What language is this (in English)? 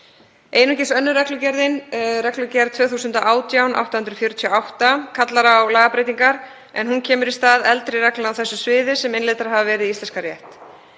Icelandic